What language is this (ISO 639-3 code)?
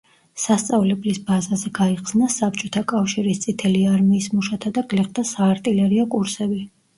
kat